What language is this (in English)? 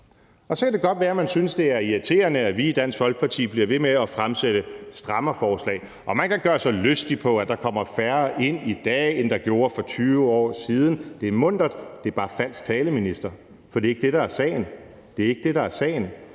Danish